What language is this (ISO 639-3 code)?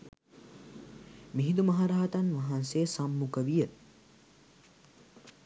sin